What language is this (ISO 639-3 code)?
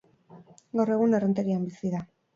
eus